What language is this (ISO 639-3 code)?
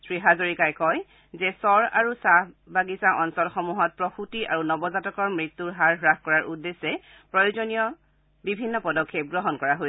asm